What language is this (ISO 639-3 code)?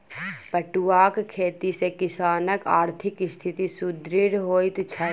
mai